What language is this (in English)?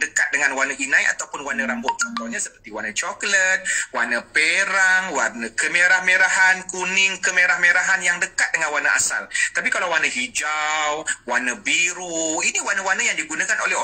Malay